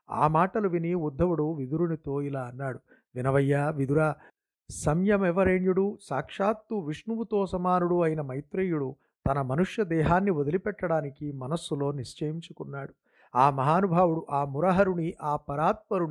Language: Telugu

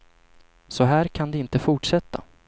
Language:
Swedish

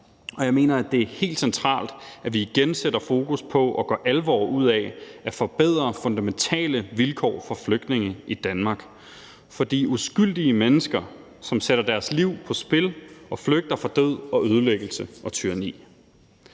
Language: Danish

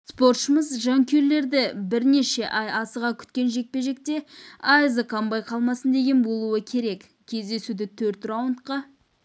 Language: Kazakh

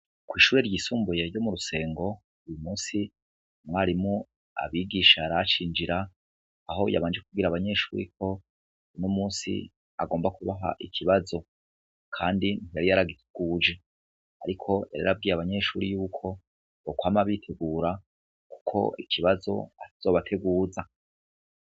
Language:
Rundi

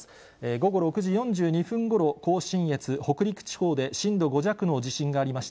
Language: Japanese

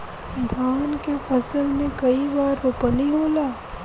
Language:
Bhojpuri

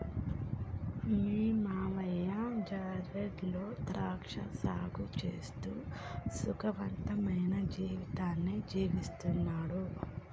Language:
Telugu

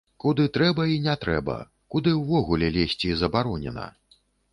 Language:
Belarusian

